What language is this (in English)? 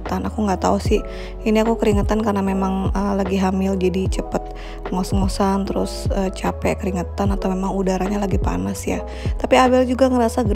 Indonesian